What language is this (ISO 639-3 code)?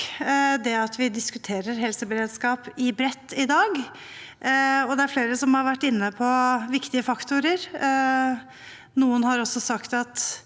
nor